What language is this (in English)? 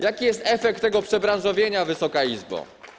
Polish